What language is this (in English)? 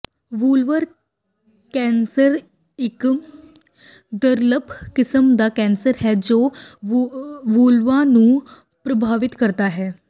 Punjabi